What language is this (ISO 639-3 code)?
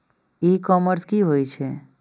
mai